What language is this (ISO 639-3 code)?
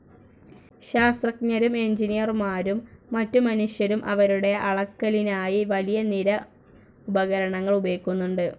mal